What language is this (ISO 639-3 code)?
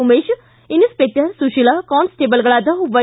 kan